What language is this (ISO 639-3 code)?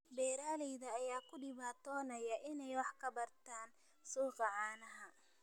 som